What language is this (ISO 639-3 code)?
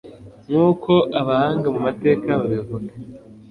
kin